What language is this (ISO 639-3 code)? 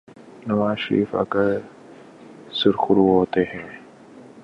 urd